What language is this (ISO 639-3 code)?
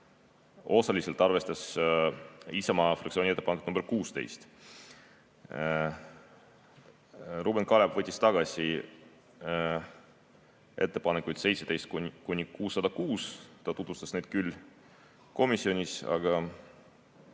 est